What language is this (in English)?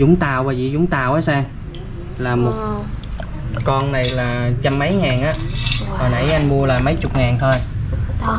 Vietnamese